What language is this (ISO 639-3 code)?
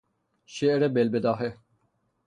fas